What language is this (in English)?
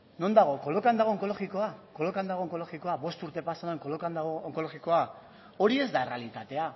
Basque